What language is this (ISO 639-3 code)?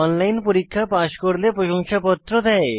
ben